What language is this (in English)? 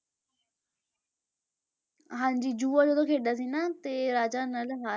Punjabi